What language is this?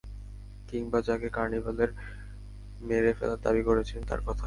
Bangla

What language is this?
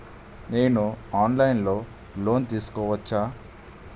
Telugu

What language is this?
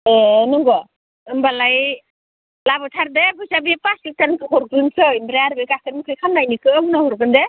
Bodo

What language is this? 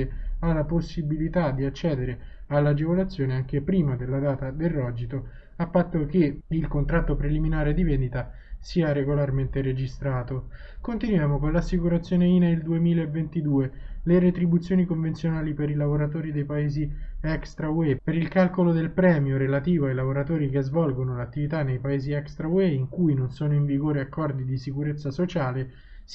Italian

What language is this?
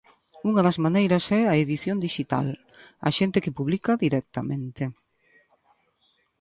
Galician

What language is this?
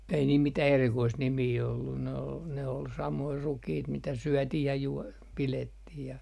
Finnish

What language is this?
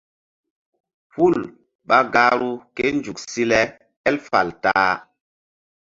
Mbum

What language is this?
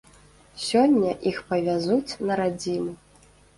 Belarusian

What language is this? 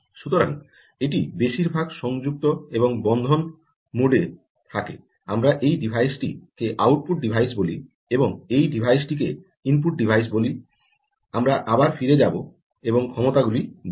Bangla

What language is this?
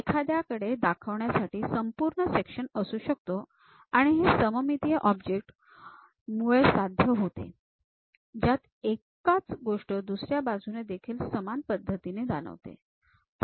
Marathi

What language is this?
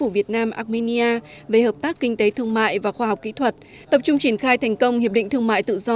Vietnamese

